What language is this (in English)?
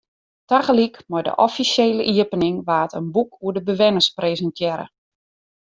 Western Frisian